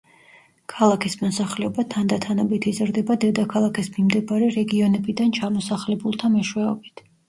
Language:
Georgian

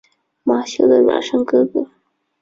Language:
Chinese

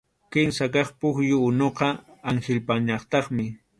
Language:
Arequipa-La Unión Quechua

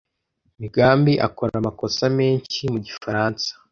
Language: Kinyarwanda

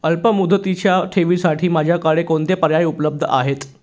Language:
Marathi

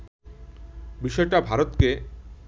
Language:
Bangla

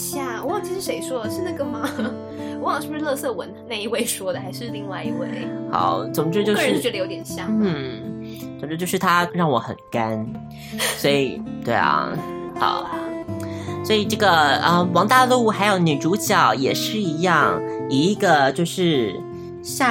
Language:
Chinese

